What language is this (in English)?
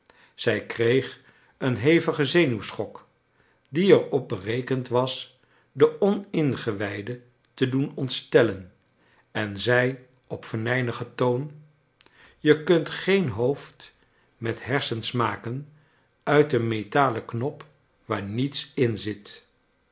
Dutch